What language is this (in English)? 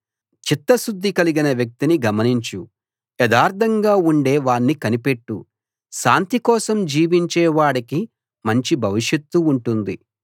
Telugu